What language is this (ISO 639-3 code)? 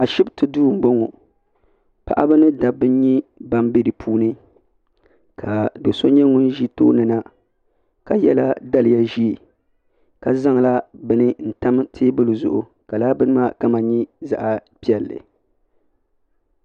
dag